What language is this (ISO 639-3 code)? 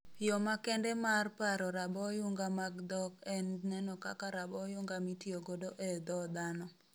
luo